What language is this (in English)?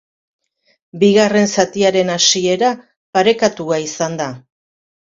Basque